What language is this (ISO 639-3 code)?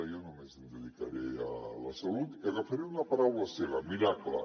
cat